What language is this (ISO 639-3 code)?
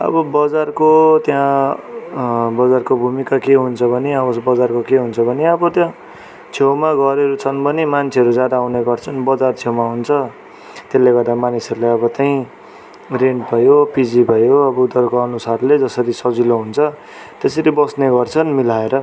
nep